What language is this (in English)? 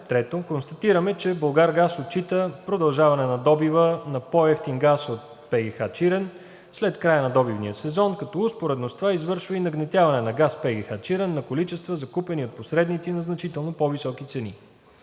Bulgarian